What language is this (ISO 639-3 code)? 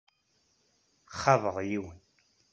kab